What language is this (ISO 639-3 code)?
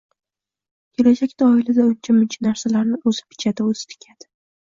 uzb